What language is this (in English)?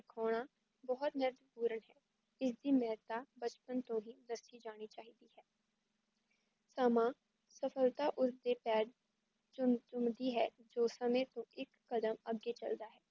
Punjabi